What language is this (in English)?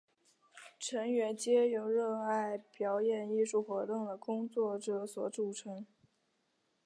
Chinese